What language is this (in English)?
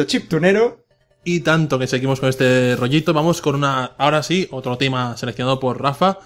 Spanish